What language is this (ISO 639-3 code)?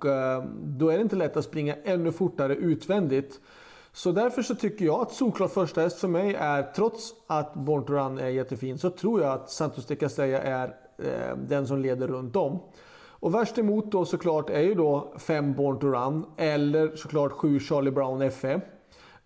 swe